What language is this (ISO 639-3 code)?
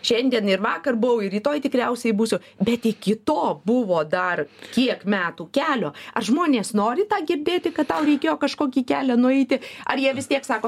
lit